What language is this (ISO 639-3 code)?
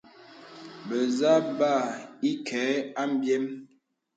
beb